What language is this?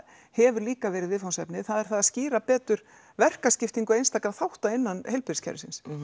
Icelandic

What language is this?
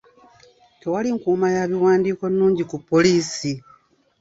Ganda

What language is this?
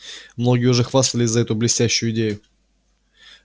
Russian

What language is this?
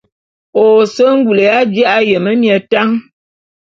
Bulu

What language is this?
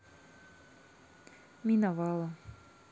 Russian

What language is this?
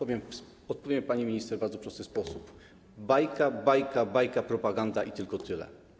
Polish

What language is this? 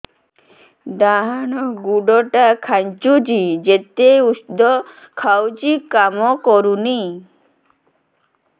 Odia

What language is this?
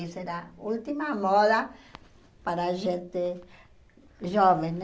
Portuguese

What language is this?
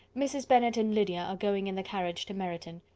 English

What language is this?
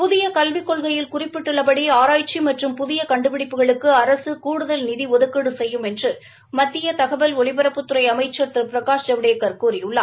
Tamil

